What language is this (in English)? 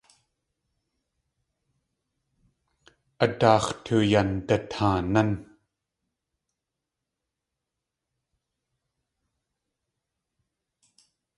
Tlingit